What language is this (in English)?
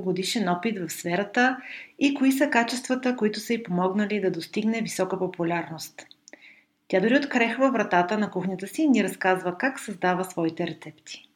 Bulgarian